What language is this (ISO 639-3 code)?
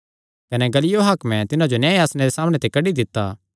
xnr